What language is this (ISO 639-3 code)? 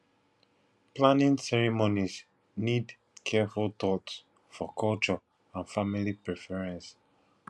pcm